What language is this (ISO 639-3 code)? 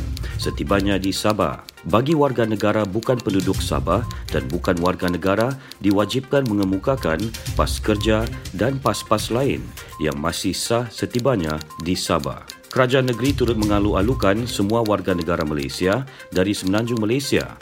msa